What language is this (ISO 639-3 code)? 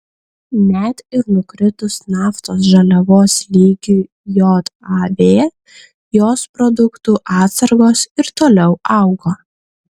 lit